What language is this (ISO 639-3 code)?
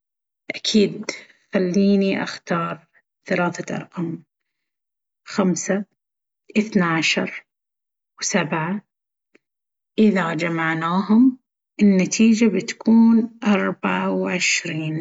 abv